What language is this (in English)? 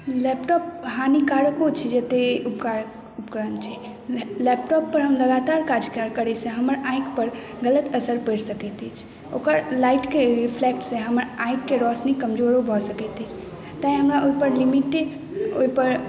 Maithili